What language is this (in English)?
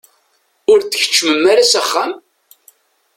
Kabyle